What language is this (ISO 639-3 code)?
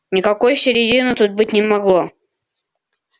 rus